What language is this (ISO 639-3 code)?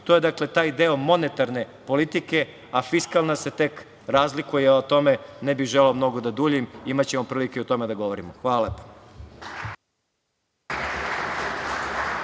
srp